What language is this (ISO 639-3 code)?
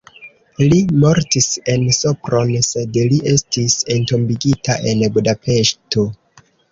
epo